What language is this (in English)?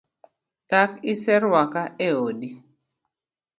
Luo (Kenya and Tanzania)